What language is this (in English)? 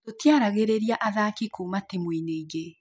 Kikuyu